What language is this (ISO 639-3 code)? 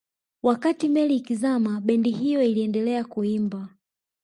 swa